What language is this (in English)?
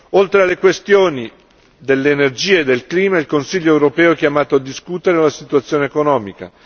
Italian